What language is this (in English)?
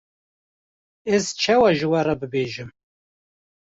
Kurdish